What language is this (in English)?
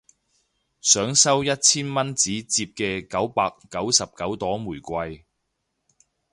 Cantonese